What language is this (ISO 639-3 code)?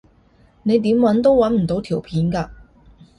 yue